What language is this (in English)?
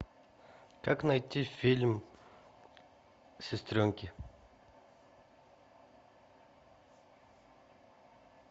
Russian